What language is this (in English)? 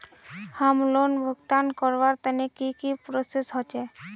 Magahi